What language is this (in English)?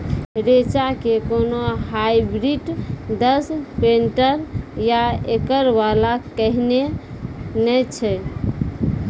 Maithili